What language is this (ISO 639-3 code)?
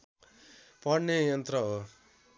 nep